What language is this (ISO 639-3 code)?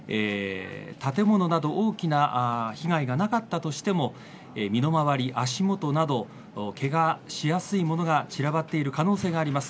jpn